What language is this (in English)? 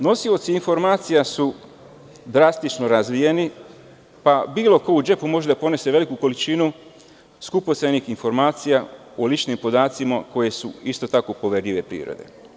Serbian